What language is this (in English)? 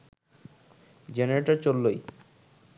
Bangla